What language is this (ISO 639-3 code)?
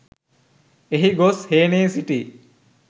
sin